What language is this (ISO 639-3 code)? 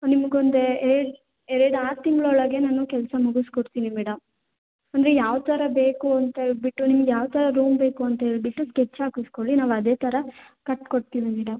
kan